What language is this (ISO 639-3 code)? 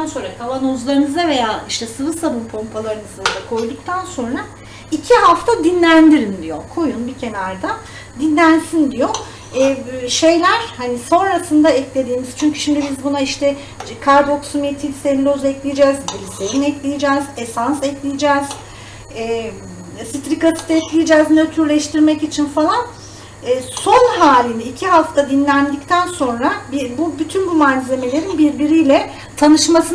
tur